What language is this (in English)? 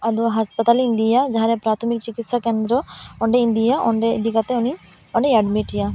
Santali